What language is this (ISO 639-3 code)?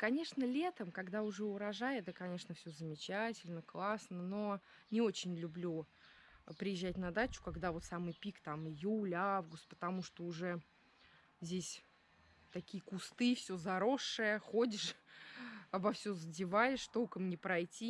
rus